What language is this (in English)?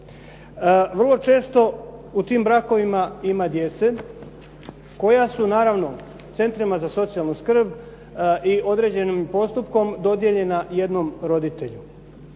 Croatian